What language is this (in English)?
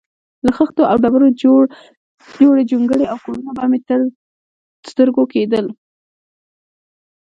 Pashto